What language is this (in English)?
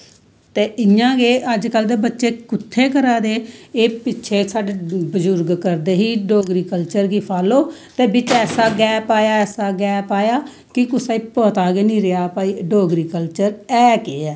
Dogri